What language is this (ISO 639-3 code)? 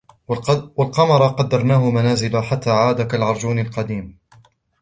ara